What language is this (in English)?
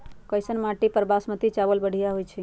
Magahi